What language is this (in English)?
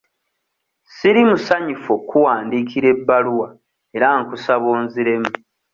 Ganda